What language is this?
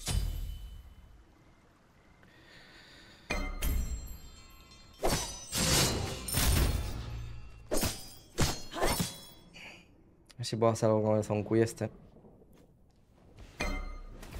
Spanish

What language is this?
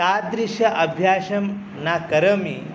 Sanskrit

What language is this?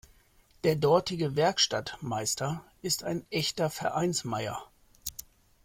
German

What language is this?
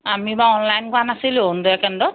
Assamese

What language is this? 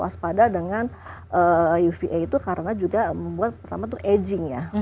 Indonesian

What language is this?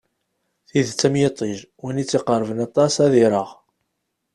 Kabyle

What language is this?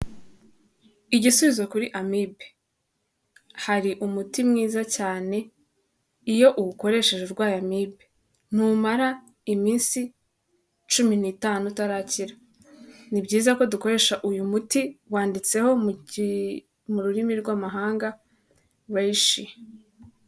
Kinyarwanda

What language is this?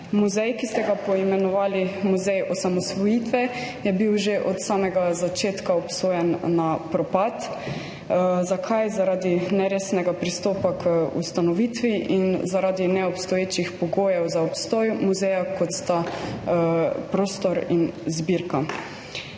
Slovenian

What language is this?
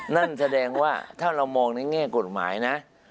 Thai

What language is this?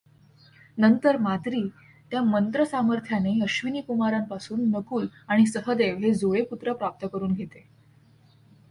Marathi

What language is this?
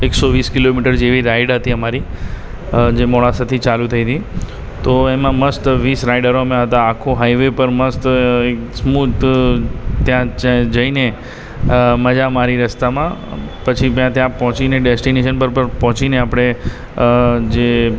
Gujarati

